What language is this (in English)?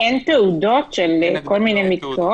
Hebrew